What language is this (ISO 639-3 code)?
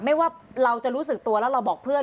tha